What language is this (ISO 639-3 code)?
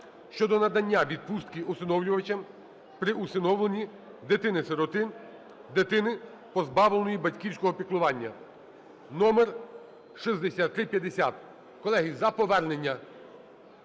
ukr